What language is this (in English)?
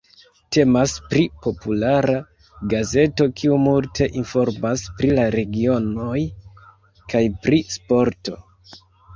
Esperanto